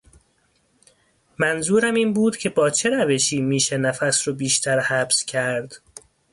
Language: Persian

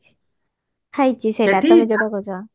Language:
Odia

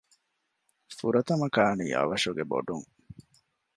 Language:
Divehi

